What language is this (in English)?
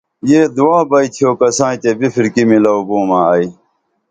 Dameli